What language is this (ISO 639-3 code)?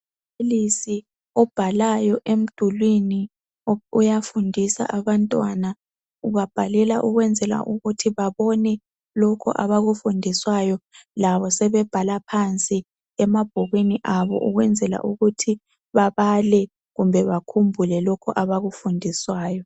nde